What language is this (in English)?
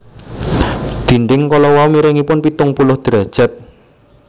Javanese